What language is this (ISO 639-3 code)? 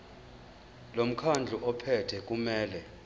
zul